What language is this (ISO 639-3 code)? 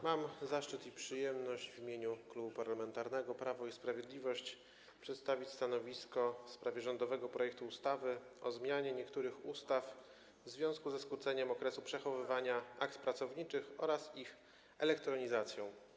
pol